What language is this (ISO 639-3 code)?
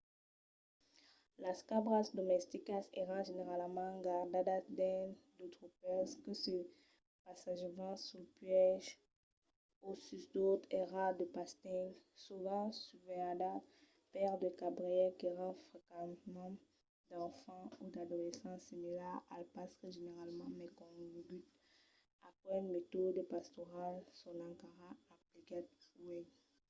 oci